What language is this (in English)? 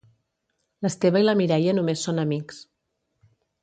Catalan